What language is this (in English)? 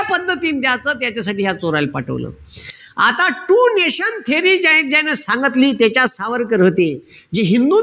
Marathi